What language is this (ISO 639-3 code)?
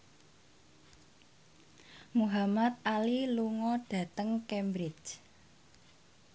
jav